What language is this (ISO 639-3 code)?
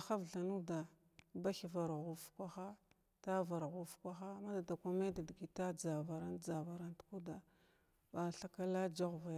glw